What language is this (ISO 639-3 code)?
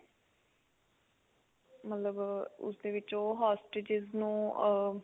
pan